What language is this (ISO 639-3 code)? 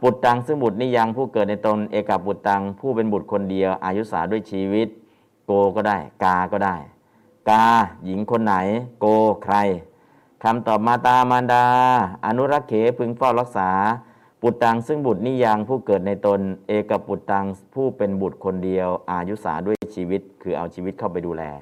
tha